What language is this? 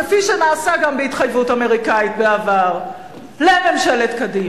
Hebrew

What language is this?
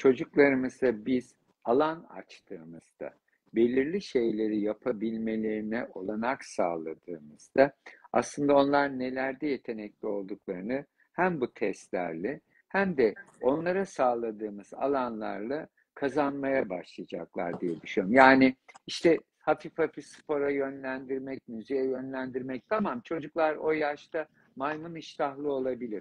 Turkish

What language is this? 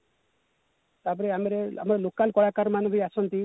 Odia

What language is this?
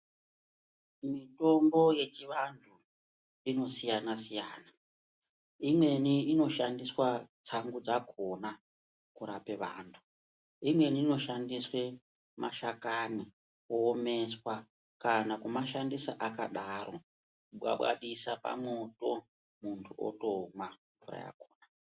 Ndau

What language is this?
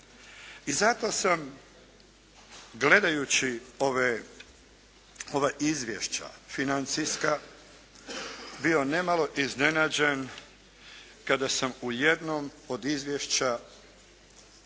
Croatian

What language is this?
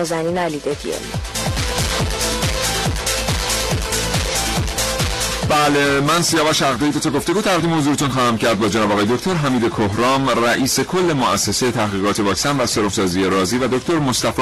Persian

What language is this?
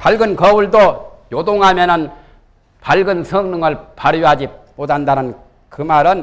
Korean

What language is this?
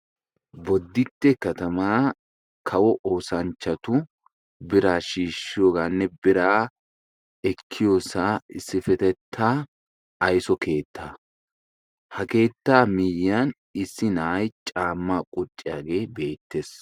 Wolaytta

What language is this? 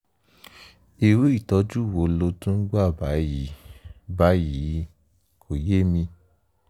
Yoruba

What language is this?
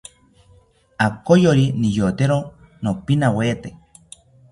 South Ucayali Ashéninka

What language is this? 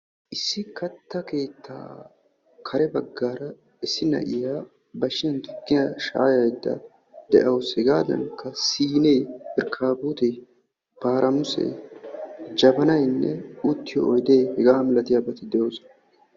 Wolaytta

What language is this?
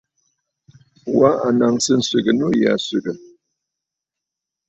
Bafut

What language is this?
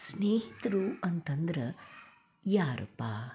Kannada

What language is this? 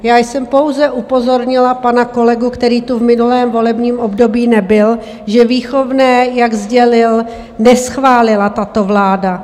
Czech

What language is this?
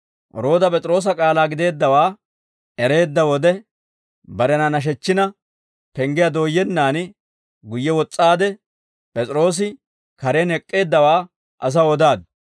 Dawro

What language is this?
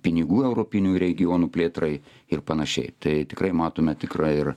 Lithuanian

